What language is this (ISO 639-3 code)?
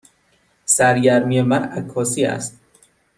fas